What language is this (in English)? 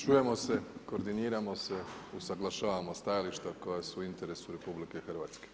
Croatian